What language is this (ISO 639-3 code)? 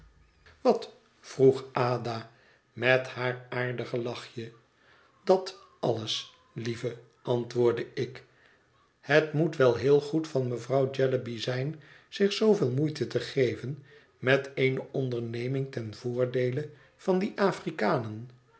nld